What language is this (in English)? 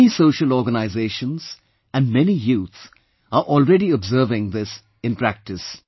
English